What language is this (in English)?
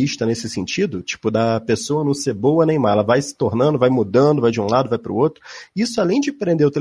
Portuguese